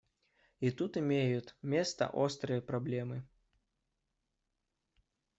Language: Russian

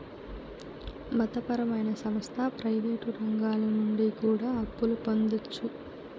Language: Telugu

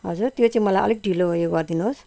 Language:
Nepali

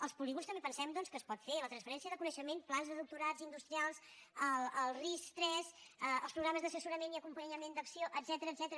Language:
Catalan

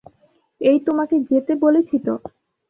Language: Bangla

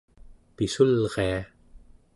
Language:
Central Yupik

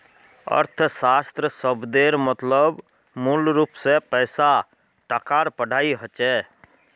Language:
Magahi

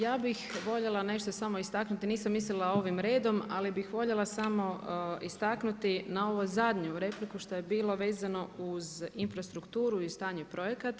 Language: Croatian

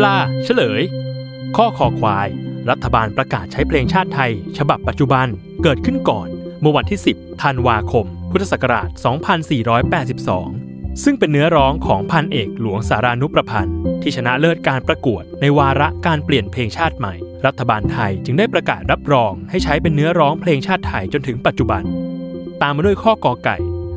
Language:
Thai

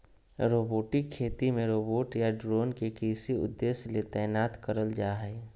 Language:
Magahi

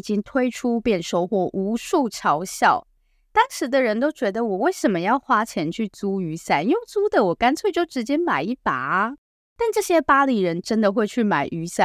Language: Chinese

